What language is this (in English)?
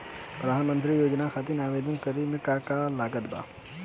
Bhojpuri